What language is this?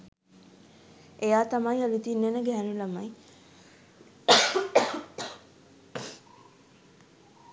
Sinhala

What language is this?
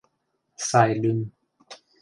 Mari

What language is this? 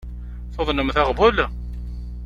Kabyle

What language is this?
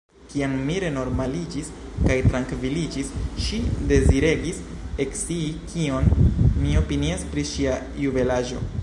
Esperanto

